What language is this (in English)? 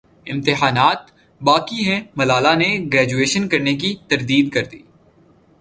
Urdu